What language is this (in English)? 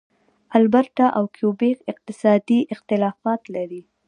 Pashto